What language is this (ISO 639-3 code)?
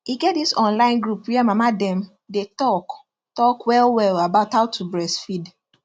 pcm